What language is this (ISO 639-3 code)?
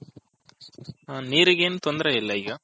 kan